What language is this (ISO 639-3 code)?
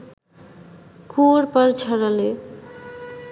ben